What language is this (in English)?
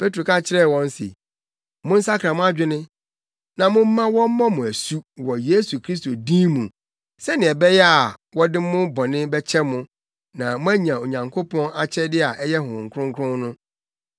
Akan